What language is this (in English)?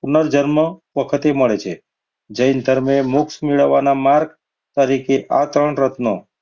Gujarati